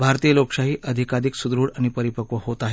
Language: Marathi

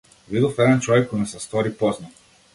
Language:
Macedonian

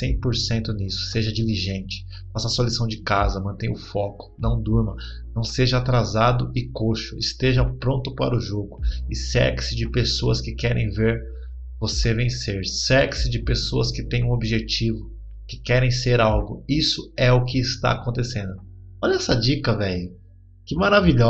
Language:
Portuguese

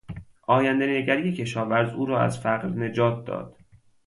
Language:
Persian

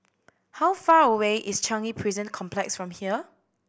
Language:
English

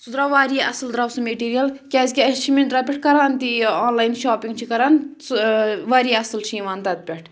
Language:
Kashmiri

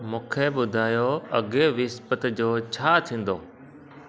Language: Sindhi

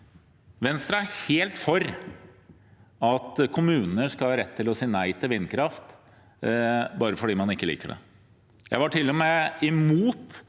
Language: Norwegian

